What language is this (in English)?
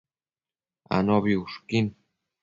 Matsés